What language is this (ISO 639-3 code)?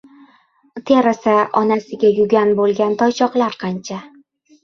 uzb